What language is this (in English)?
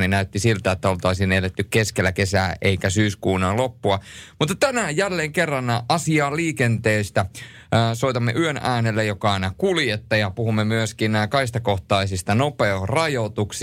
Finnish